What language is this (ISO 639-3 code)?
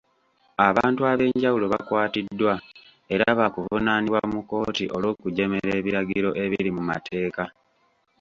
lug